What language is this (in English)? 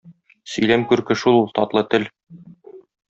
Tatar